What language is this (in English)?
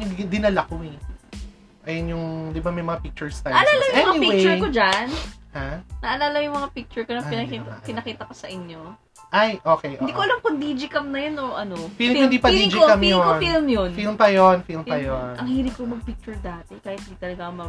Filipino